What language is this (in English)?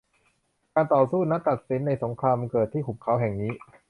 Thai